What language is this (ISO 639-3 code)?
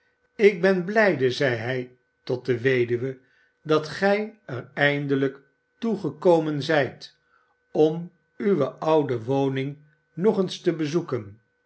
nld